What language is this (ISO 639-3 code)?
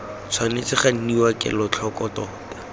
tsn